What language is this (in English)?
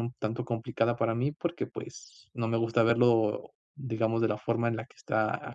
Spanish